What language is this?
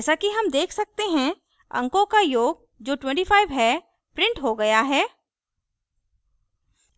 Hindi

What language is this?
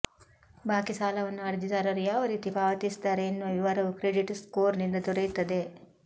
Kannada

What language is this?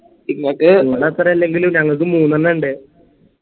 Malayalam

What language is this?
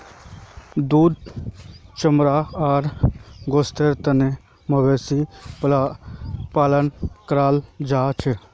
Magahi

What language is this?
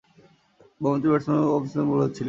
Bangla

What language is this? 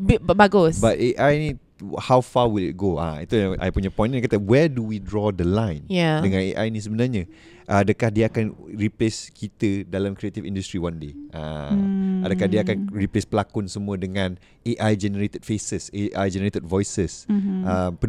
Malay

